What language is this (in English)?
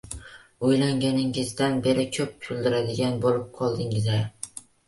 Uzbek